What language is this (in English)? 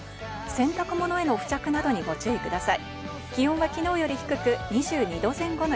Japanese